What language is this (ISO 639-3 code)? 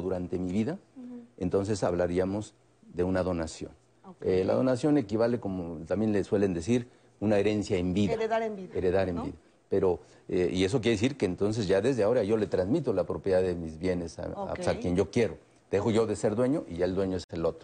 spa